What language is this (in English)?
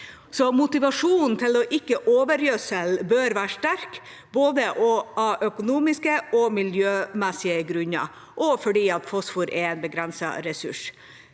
Norwegian